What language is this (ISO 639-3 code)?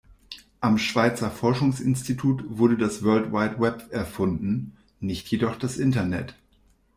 deu